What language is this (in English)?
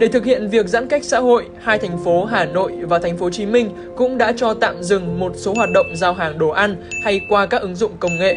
Vietnamese